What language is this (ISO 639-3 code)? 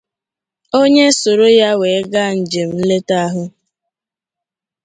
ibo